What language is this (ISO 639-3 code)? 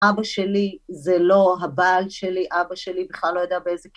heb